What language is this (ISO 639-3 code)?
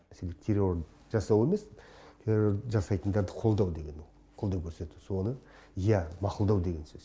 kaz